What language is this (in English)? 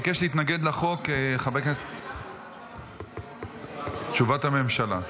Hebrew